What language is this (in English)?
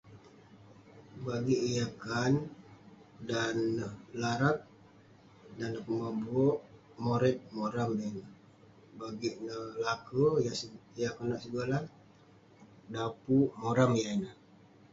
Western Penan